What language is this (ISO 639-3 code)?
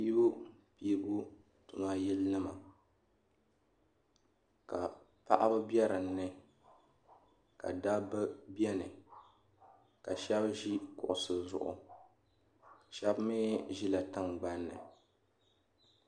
dag